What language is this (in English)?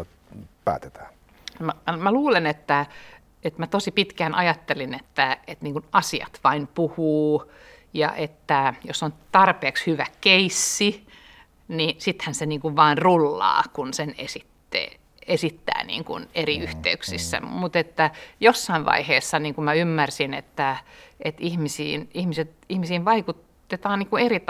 Finnish